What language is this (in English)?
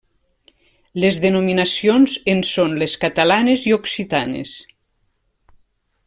Catalan